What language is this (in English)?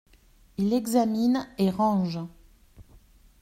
French